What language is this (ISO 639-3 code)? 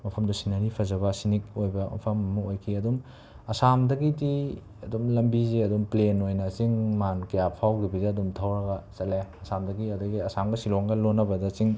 mni